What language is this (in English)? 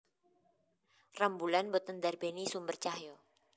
Javanese